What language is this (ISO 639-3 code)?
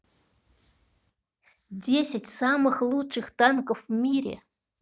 rus